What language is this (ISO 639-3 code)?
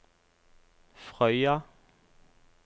nor